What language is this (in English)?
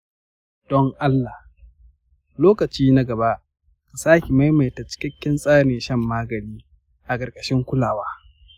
Hausa